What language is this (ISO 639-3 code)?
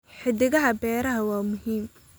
som